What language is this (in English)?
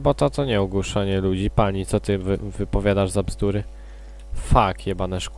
Polish